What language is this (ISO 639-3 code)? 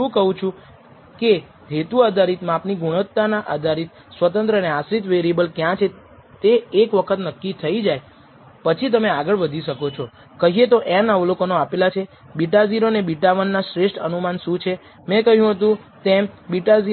guj